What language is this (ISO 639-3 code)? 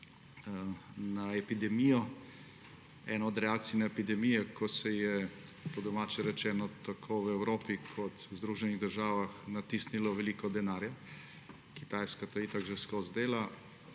slv